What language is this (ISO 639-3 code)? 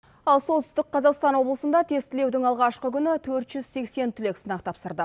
kaz